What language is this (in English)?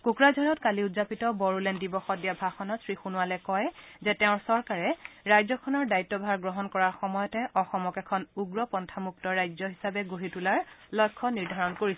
Assamese